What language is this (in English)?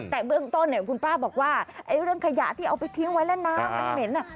Thai